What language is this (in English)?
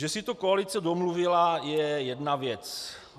Czech